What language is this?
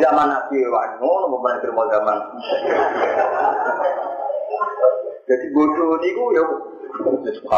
Indonesian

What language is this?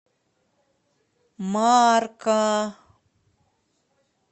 Russian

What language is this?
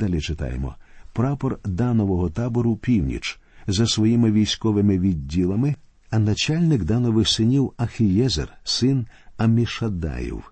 Ukrainian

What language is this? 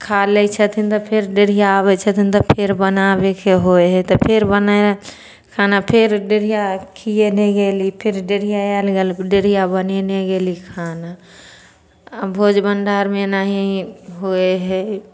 Maithili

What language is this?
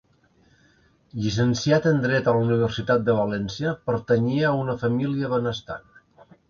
Catalan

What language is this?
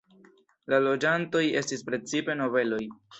Esperanto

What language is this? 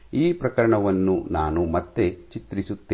Kannada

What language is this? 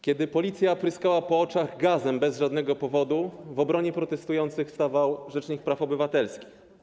Polish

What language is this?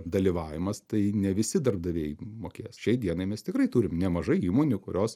Lithuanian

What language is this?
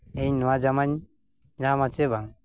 Santali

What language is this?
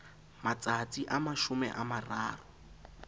Southern Sotho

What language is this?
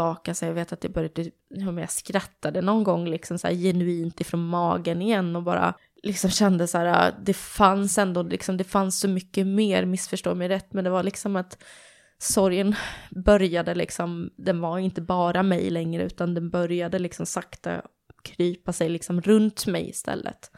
Swedish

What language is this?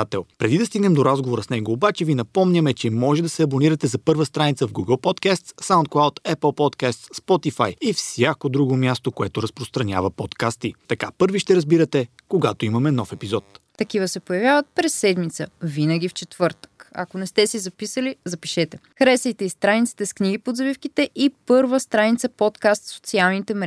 Bulgarian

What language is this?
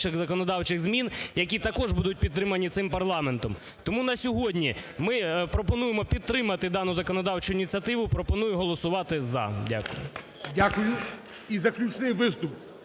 Ukrainian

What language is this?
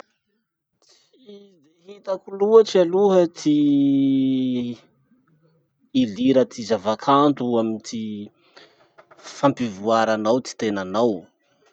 Masikoro Malagasy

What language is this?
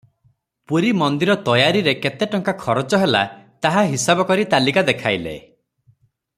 Odia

